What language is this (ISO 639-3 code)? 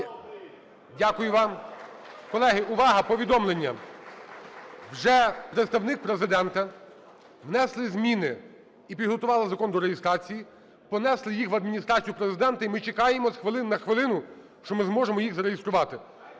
ukr